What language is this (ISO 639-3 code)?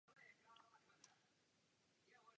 ces